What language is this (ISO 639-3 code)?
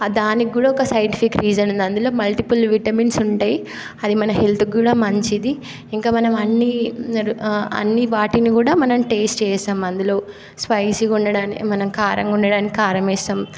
tel